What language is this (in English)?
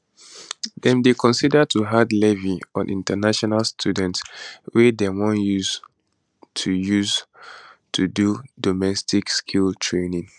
Nigerian Pidgin